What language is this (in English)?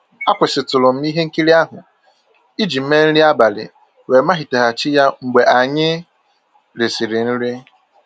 Igbo